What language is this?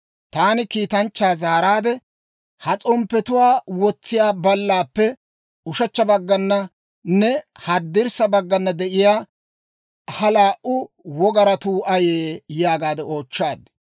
Dawro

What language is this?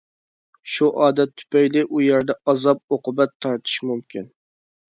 Uyghur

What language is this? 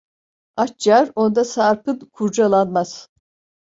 Turkish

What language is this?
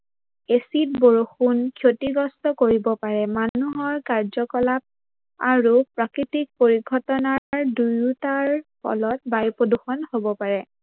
Assamese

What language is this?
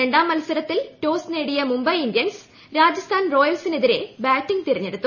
Malayalam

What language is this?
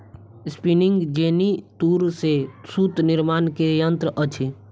Maithili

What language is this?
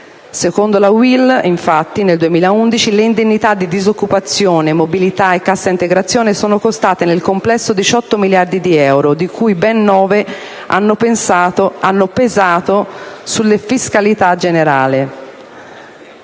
Italian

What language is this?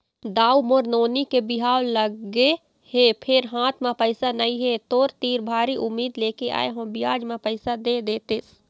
Chhattisgarhi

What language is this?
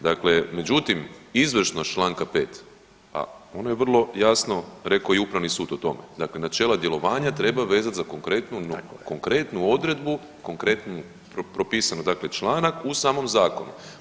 Croatian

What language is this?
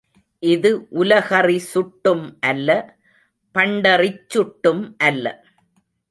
Tamil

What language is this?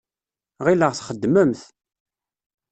Kabyle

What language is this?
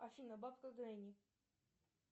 Russian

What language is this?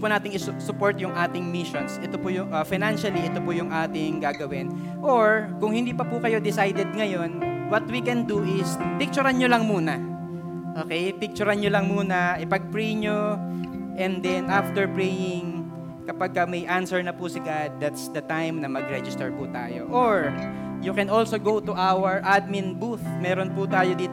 Filipino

